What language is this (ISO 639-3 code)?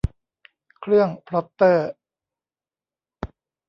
tha